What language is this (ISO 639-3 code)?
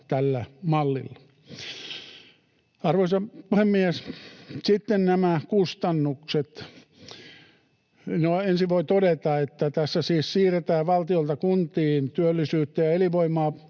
fin